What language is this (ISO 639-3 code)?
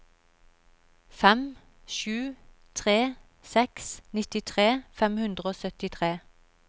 nor